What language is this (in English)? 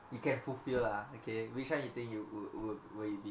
English